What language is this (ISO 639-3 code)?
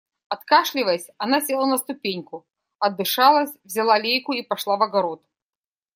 rus